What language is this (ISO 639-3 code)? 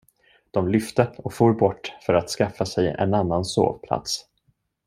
swe